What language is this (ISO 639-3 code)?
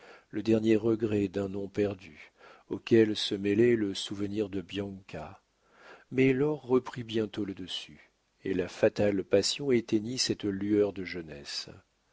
fra